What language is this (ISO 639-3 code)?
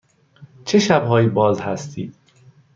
fas